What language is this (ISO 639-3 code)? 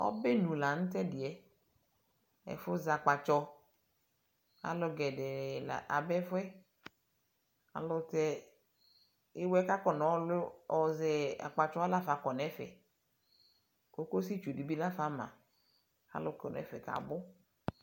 kpo